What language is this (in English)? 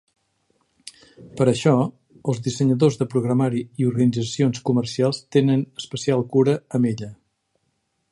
Catalan